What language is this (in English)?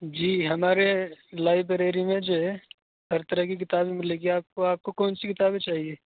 Urdu